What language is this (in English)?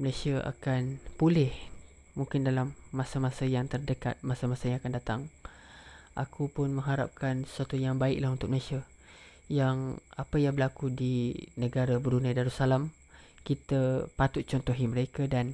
Malay